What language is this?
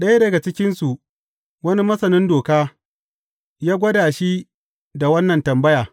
Hausa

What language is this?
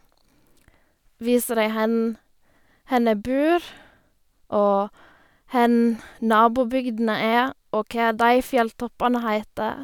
Norwegian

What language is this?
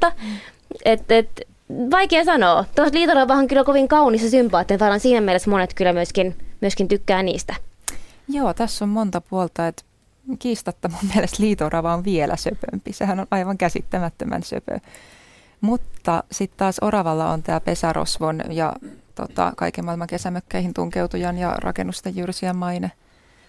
Finnish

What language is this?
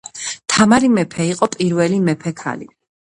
Georgian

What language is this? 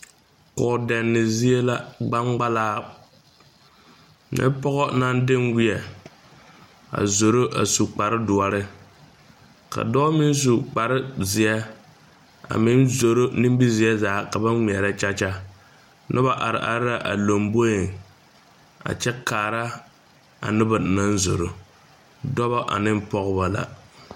Southern Dagaare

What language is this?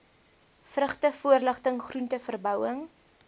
Afrikaans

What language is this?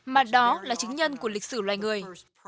Vietnamese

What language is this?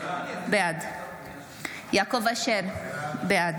Hebrew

